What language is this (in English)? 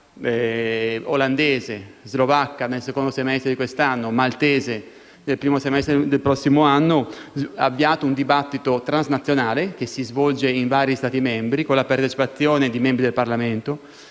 Italian